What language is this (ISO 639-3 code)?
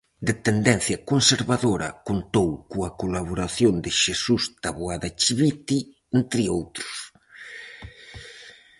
glg